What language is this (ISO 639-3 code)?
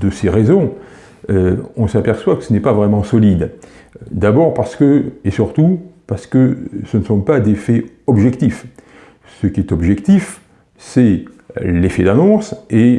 fra